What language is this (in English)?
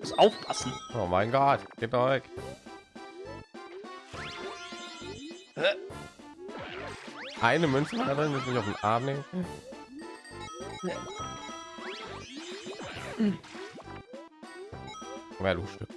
German